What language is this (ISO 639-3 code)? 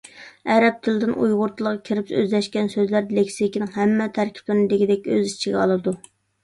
uig